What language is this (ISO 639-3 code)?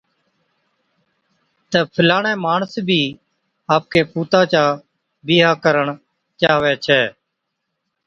odk